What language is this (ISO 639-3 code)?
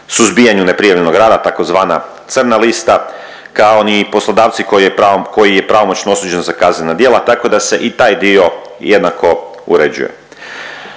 hrv